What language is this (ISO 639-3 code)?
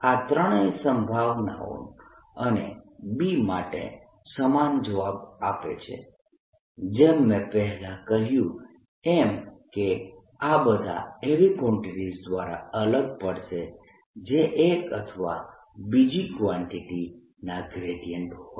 guj